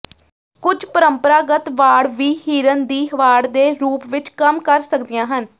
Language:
Punjabi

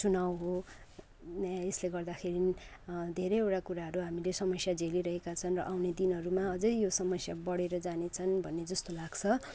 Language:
Nepali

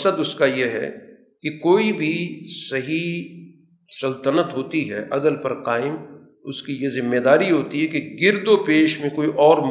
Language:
Urdu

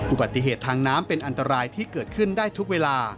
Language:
Thai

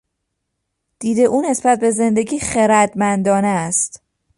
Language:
Persian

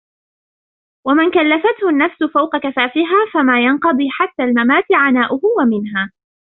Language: Arabic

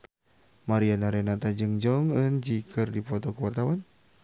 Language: Sundanese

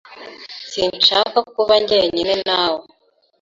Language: Kinyarwanda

